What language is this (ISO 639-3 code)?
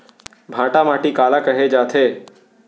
hne